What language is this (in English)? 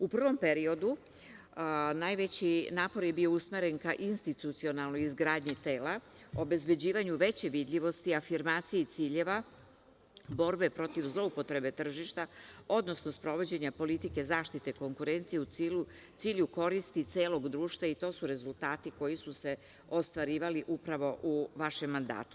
Serbian